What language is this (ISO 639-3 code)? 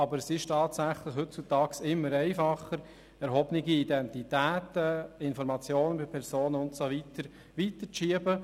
gsw